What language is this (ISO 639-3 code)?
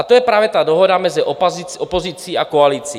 ces